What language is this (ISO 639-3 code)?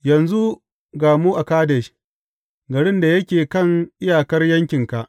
hau